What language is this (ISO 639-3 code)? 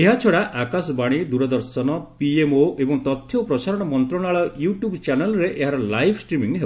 ori